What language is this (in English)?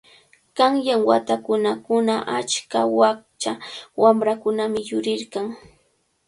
Cajatambo North Lima Quechua